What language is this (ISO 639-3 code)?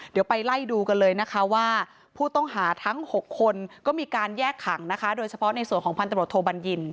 tha